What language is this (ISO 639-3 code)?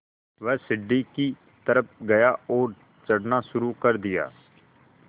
hin